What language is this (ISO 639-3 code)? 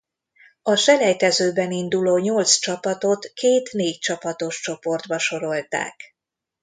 hun